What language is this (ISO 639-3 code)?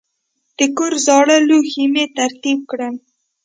pus